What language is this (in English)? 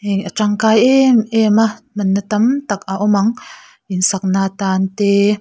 Mizo